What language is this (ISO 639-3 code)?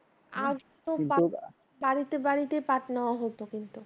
ben